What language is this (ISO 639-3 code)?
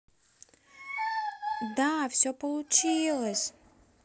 rus